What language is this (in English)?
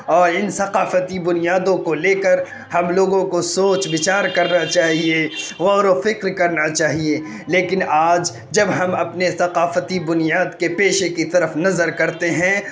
Urdu